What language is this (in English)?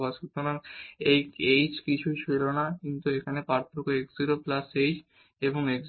Bangla